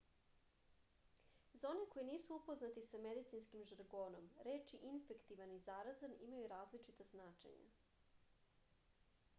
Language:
Serbian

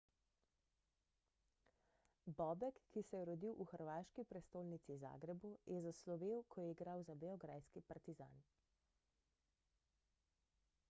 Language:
Slovenian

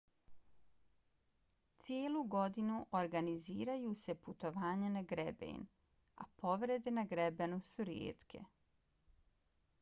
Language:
Bosnian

